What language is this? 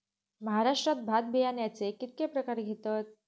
Marathi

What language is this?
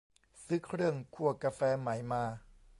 Thai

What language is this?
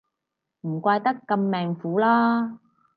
Cantonese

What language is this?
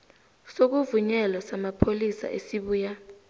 South Ndebele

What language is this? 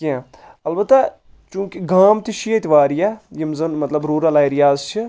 Kashmiri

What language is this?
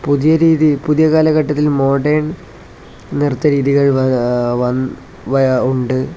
Malayalam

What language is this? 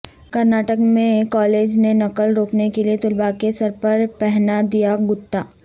Urdu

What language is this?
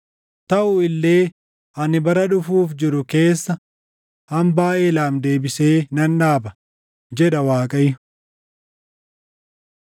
Oromo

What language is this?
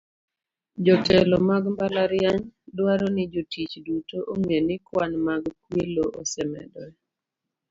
Luo (Kenya and Tanzania)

